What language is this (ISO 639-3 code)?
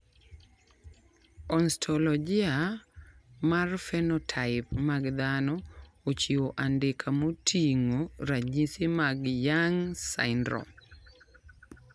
luo